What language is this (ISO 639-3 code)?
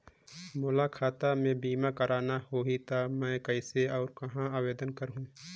hne